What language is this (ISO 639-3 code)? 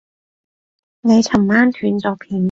yue